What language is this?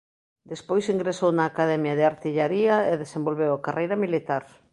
Galician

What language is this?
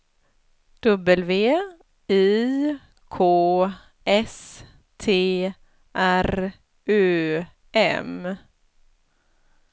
Swedish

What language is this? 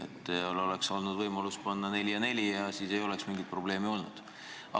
Estonian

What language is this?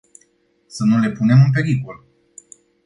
Romanian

